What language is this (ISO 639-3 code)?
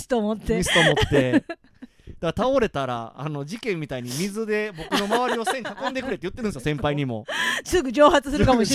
jpn